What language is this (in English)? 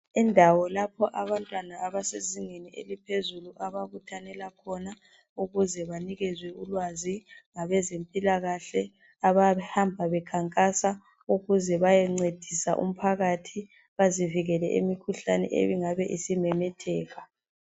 North Ndebele